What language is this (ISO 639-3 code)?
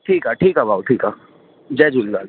snd